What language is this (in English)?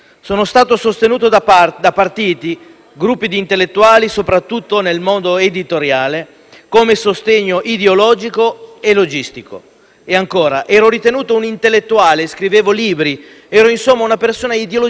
Italian